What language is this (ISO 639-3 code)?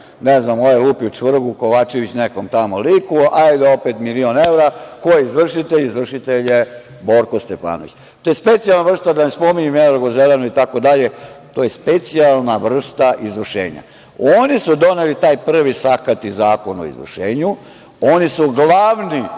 srp